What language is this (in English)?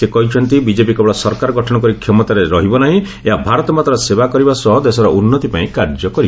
Odia